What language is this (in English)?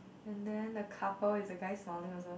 English